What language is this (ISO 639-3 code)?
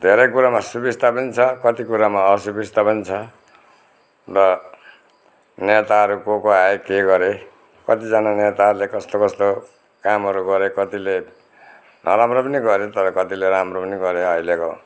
nep